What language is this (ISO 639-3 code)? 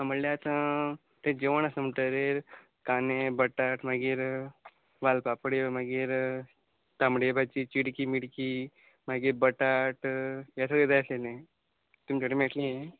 kok